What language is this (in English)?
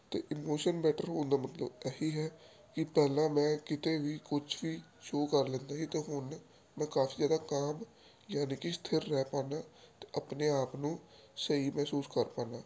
Punjabi